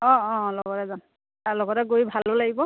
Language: Assamese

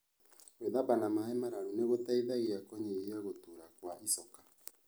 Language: Kikuyu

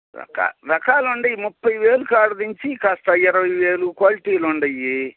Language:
Telugu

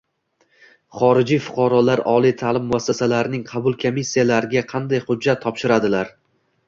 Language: Uzbek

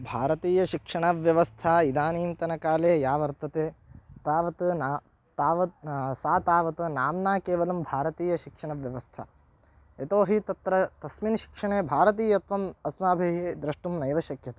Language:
Sanskrit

